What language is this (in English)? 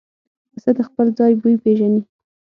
Pashto